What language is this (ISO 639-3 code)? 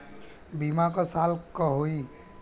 bho